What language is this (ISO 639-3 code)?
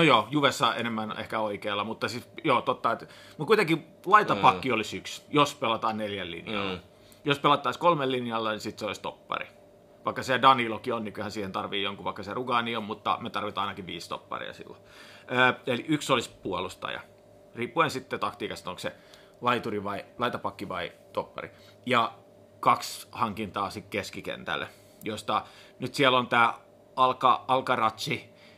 fin